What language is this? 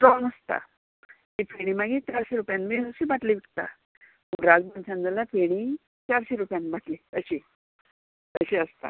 Konkani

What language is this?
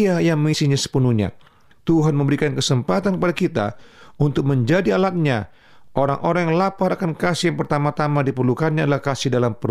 Indonesian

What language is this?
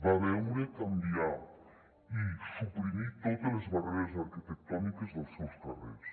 Catalan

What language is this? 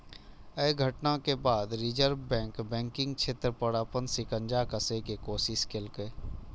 Maithili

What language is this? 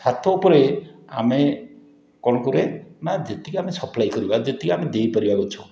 Odia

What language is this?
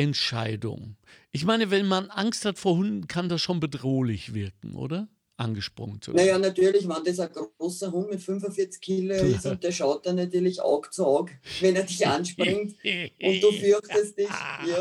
German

